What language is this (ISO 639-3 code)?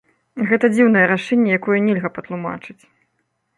bel